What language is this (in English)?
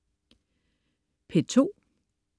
Danish